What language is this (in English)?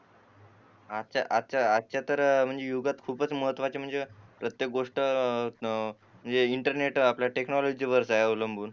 Marathi